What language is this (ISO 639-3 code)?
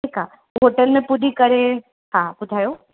snd